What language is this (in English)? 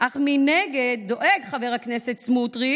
Hebrew